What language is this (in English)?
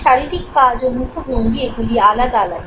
Bangla